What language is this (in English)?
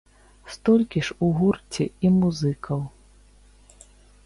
Belarusian